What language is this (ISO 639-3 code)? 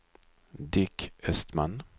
swe